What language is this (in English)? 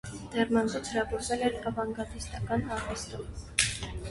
Armenian